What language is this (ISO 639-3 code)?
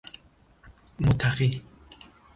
fas